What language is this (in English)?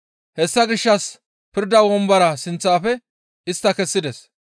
Gamo